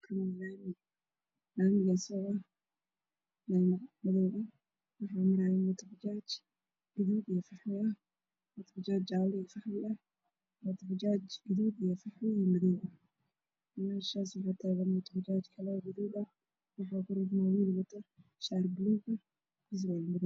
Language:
Somali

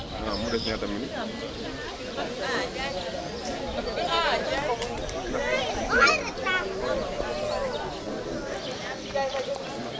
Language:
Wolof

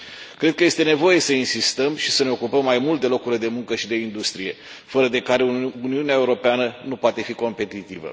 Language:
Romanian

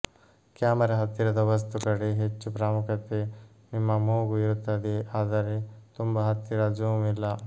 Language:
Kannada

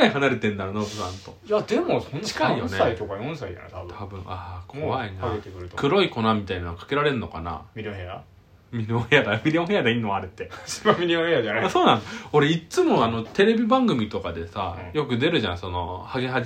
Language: Japanese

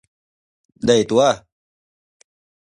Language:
Thai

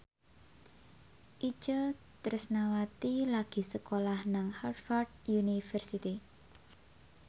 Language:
Javanese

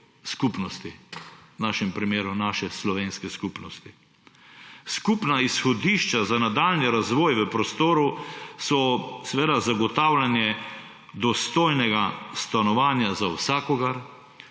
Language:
Slovenian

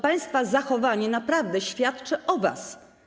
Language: Polish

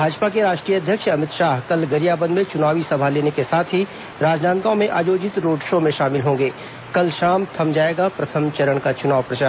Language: Hindi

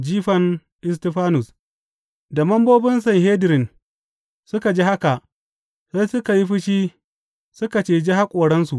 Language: Hausa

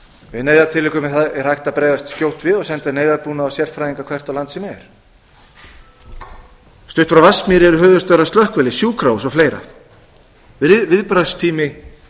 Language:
Icelandic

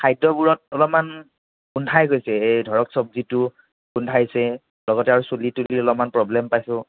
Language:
Assamese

